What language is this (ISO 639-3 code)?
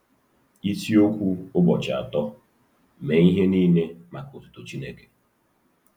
ibo